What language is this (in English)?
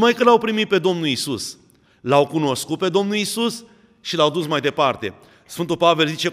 Romanian